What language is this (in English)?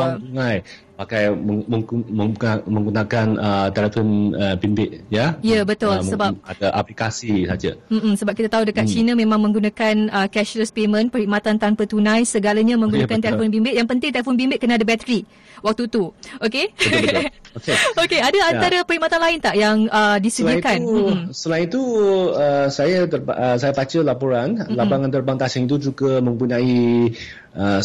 Malay